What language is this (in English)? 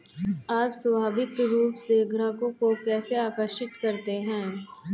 Hindi